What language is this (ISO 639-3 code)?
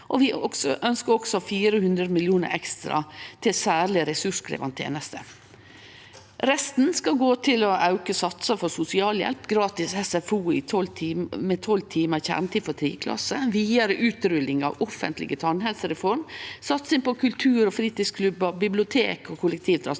nor